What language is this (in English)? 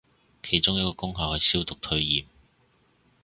Cantonese